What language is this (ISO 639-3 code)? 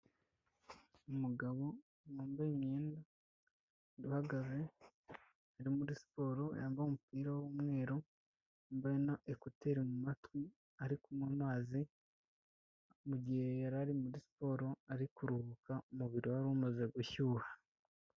kin